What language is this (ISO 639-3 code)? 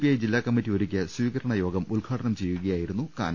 mal